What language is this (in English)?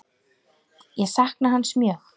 Icelandic